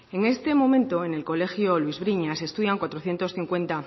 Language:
Spanish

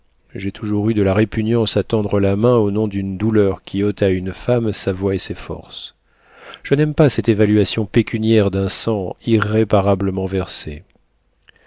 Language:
French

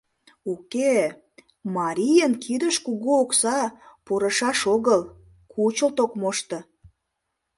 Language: Mari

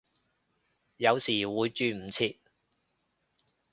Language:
Cantonese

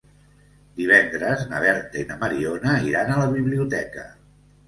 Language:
Catalan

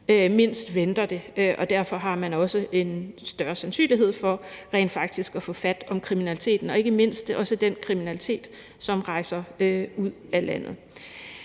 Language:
Danish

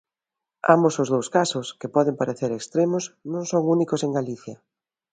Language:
Galician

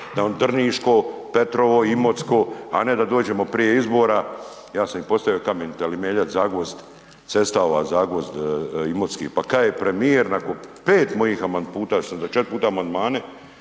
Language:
Croatian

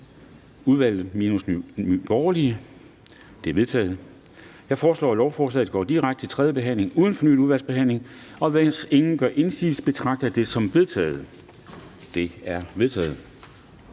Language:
Danish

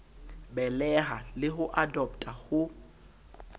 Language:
Southern Sotho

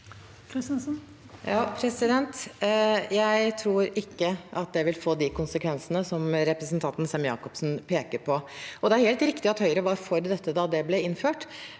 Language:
Norwegian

